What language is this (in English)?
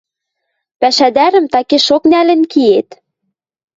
Western Mari